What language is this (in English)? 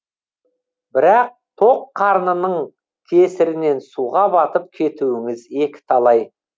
Kazakh